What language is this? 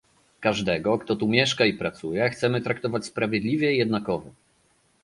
Polish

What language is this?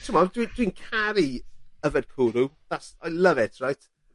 Welsh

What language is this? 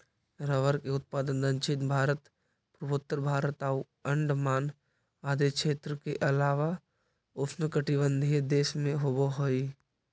Magahi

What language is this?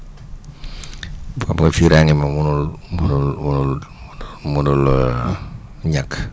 Wolof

